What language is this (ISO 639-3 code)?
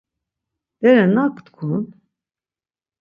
lzz